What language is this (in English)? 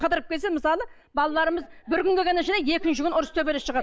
Kazakh